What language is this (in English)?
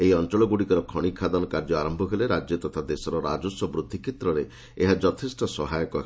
Odia